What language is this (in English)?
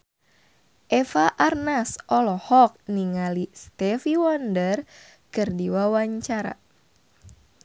Sundanese